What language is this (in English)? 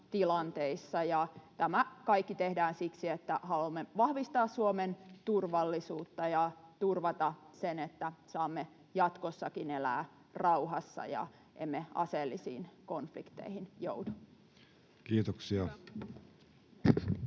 Finnish